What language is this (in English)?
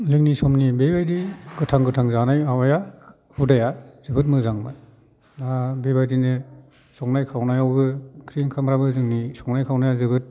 Bodo